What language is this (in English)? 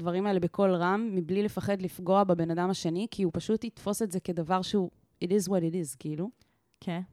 Hebrew